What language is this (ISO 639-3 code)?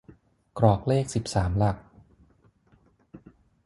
tha